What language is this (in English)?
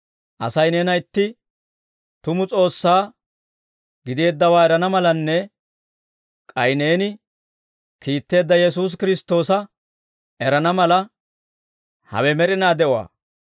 Dawro